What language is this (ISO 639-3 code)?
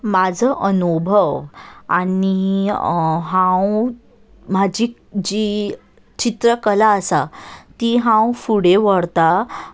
kok